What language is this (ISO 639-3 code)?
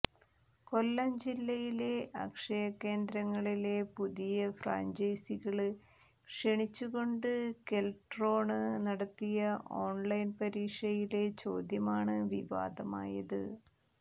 mal